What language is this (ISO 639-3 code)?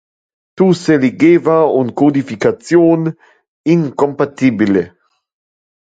ina